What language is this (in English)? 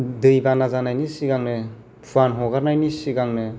Bodo